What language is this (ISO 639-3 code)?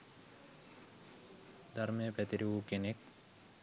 sin